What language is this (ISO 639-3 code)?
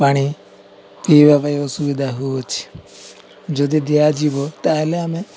ori